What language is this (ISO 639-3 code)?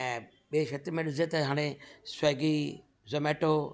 snd